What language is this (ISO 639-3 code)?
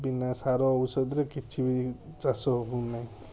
ori